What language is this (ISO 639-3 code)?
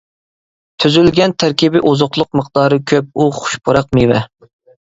uig